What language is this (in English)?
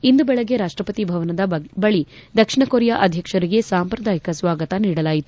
Kannada